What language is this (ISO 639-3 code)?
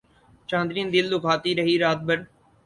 urd